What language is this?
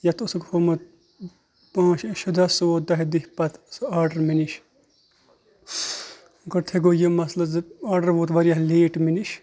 Kashmiri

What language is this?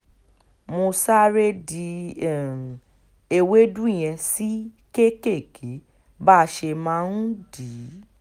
Yoruba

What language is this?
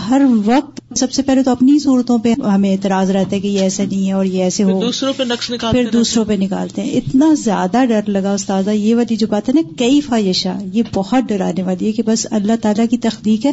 Urdu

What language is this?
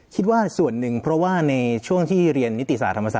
Thai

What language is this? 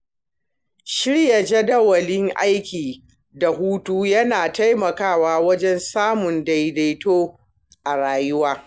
Hausa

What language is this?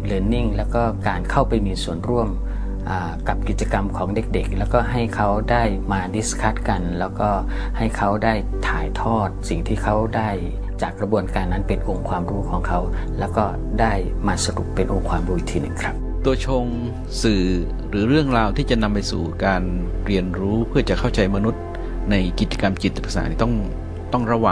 Thai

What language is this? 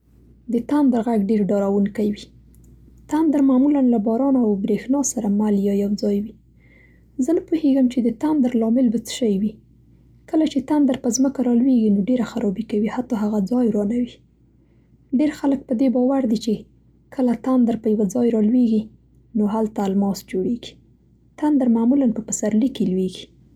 Central Pashto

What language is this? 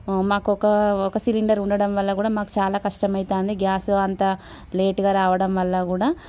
Telugu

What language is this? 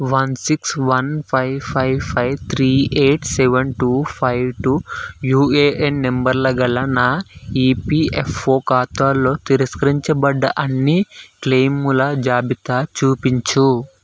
Telugu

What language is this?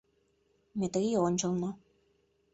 Mari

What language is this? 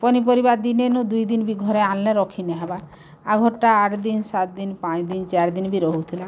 Odia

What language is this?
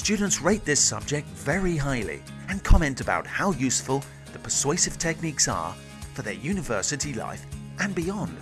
English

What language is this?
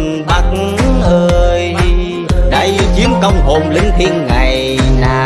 Vietnamese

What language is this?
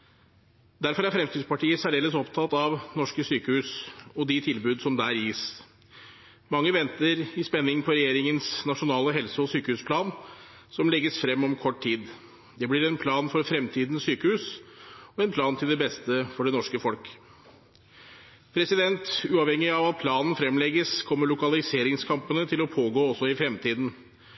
Norwegian Bokmål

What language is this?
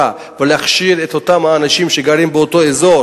Hebrew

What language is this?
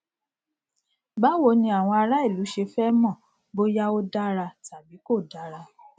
Yoruba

